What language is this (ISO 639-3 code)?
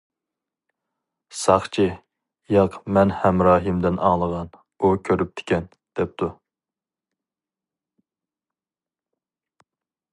uig